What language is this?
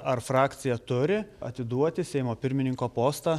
Lithuanian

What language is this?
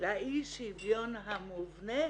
Hebrew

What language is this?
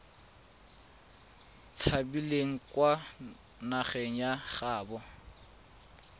Tswana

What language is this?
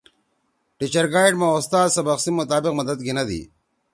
Torwali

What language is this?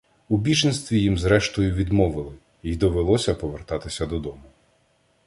Ukrainian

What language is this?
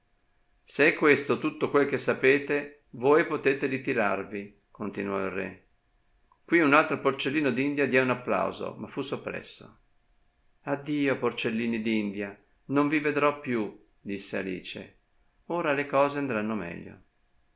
Italian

